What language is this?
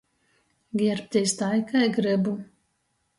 Latgalian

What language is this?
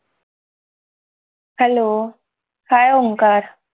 Marathi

